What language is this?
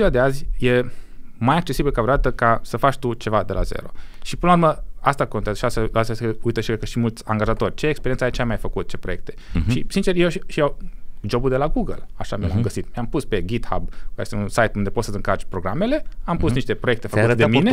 Romanian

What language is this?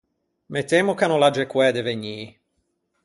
Ligurian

